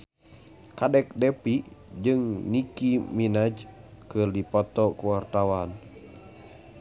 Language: Sundanese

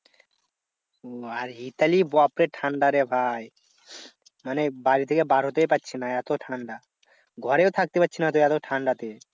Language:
Bangla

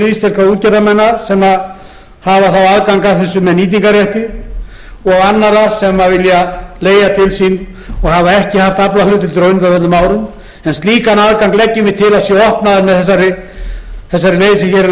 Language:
Icelandic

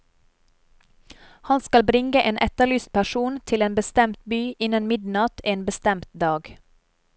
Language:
Norwegian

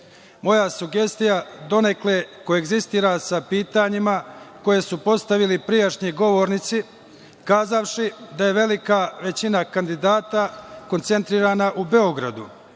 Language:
Serbian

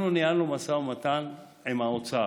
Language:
Hebrew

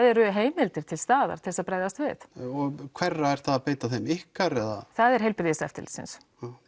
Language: Icelandic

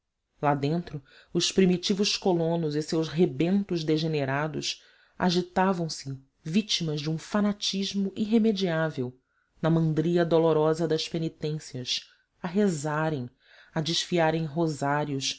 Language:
Portuguese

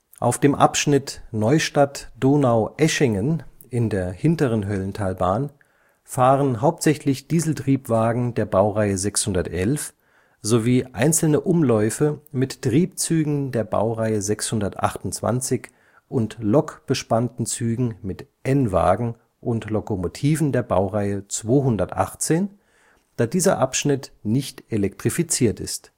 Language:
German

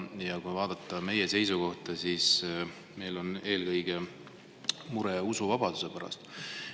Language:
Estonian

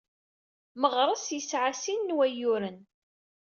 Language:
Kabyle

